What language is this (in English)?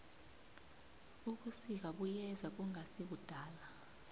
South Ndebele